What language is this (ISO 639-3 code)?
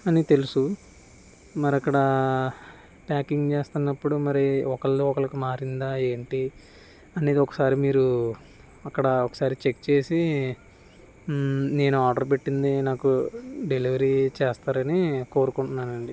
tel